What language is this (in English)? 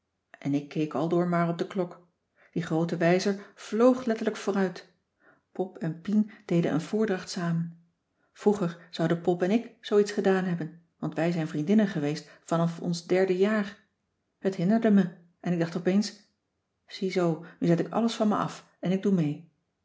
Dutch